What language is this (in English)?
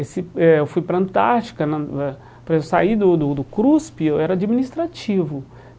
Portuguese